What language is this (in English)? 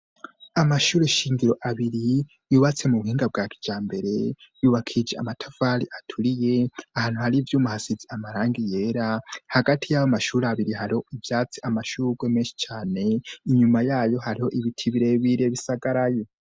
Rundi